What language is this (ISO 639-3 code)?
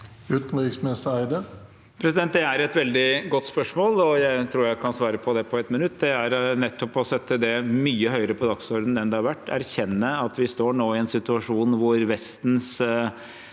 nor